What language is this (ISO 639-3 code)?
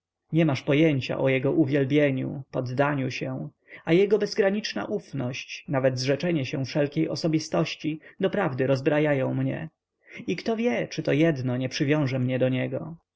pol